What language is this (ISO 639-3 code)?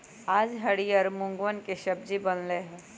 mag